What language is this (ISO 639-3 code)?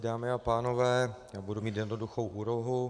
ces